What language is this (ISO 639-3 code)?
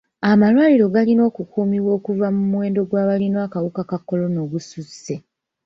lug